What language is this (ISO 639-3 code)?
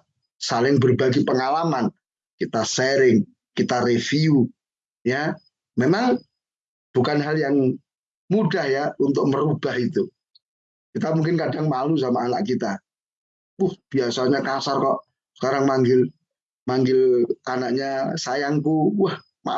ind